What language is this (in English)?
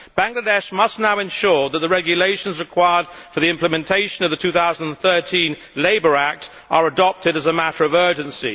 English